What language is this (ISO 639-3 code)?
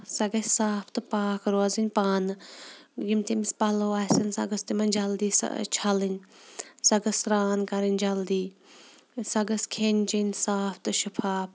kas